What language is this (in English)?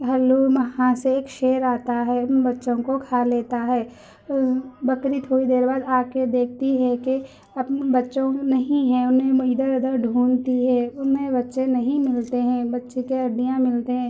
Urdu